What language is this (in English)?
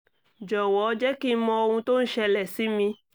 Yoruba